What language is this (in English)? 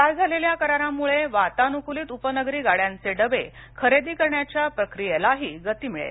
Marathi